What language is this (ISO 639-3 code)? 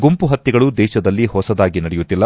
kan